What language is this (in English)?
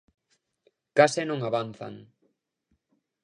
Galician